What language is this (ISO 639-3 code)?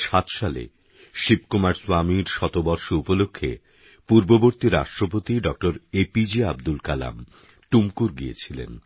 ben